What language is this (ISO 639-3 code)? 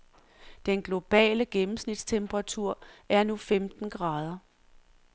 dan